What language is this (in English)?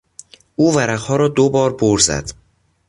Persian